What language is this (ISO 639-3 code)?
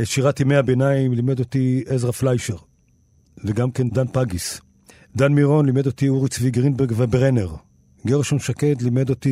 heb